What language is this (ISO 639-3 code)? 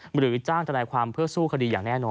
tha